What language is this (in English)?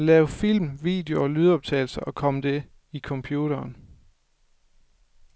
Danish